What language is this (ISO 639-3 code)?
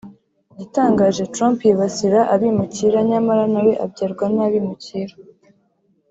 kin